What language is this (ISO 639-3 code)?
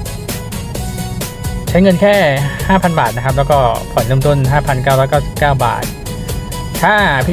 tha